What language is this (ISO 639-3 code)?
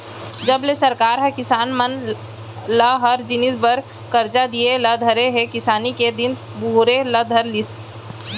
hne